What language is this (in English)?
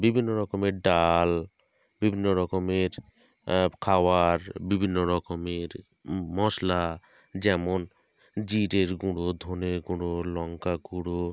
Bangla